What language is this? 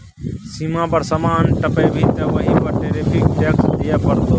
Maithili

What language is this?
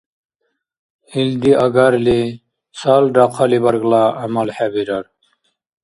Dargwa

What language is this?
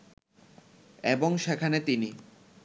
Bangla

